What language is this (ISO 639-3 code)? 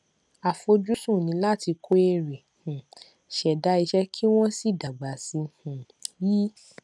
yor